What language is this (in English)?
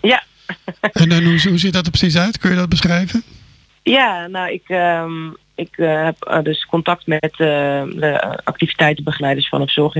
Dutch